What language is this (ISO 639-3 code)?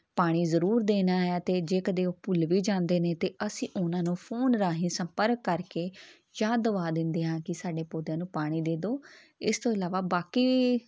pan